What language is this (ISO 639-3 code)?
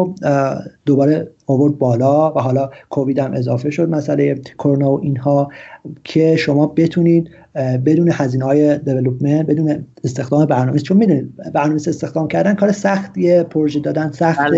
fas